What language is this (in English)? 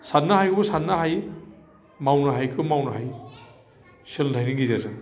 Bodo